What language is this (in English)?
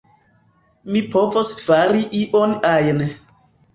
Esperanto